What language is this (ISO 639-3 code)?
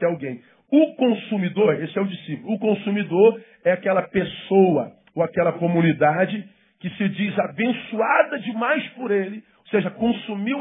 por